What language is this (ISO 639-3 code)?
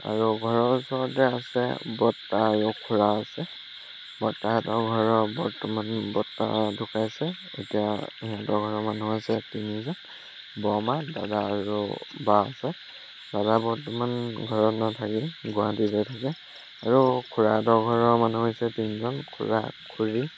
asm